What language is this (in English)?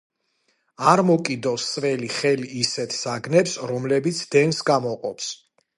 Georgian